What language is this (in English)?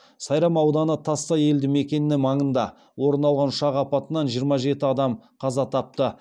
Kazakh